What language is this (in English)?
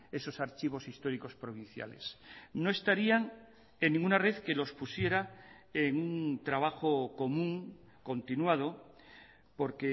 Spanish